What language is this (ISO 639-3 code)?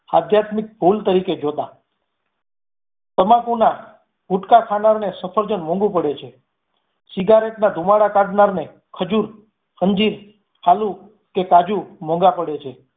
guj